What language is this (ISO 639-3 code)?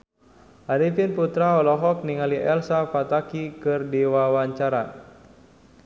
sun